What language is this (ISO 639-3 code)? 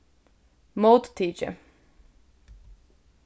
fao